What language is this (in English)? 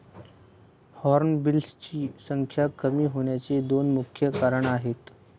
Marathi